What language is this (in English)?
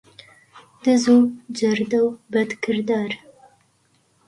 Central Kurdish